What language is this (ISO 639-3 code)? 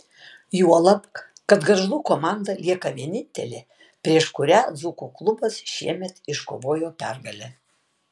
lit